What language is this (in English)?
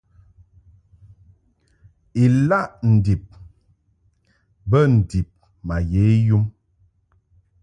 Mungaka